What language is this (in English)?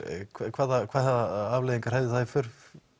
Icelandic